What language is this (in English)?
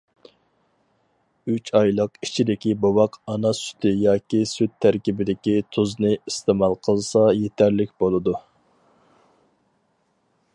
Uyghur